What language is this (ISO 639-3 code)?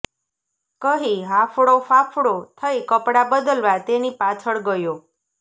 guj